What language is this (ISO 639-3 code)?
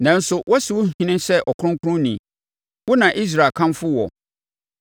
aka